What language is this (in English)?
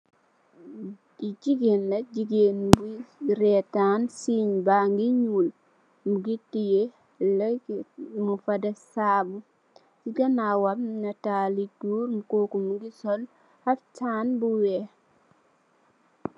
Wolof